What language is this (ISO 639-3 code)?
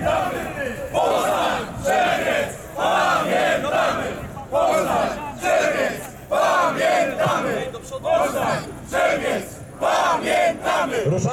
pol